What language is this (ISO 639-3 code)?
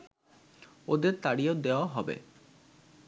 ben